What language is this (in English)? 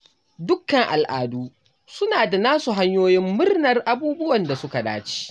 Hausa